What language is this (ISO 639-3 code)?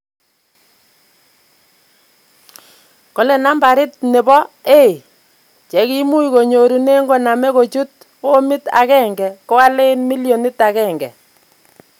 kln